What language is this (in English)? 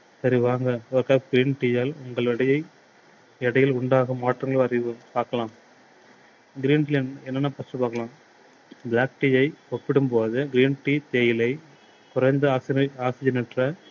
Tamil